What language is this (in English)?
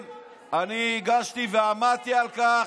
Hebrew